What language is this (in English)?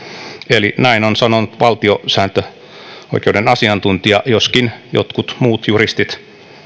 Finnish